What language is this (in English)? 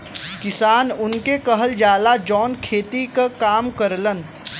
Bhojpuri